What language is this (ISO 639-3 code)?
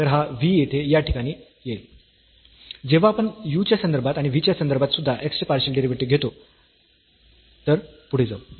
mar